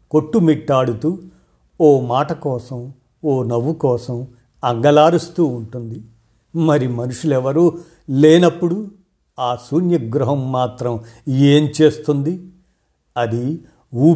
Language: Telugu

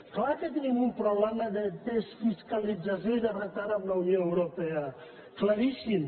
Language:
Catalan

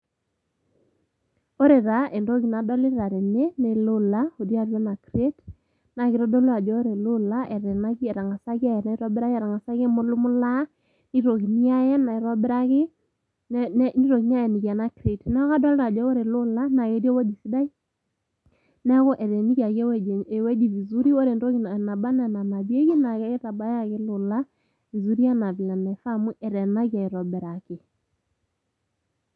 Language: Masai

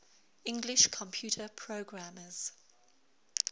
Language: English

